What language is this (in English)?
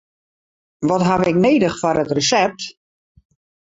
Western Frisian